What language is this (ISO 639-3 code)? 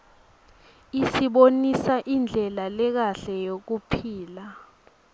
ssw